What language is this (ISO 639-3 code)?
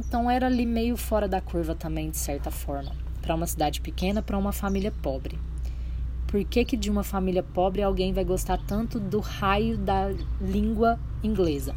por